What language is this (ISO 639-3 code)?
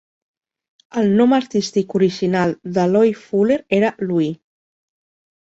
cat